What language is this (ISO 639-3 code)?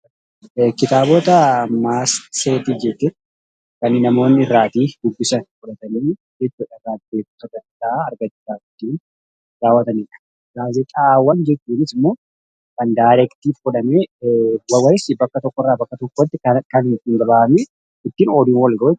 orm